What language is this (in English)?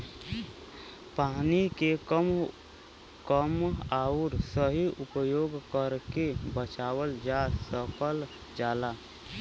Bhojpuri